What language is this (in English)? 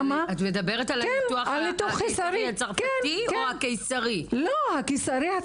Hebrew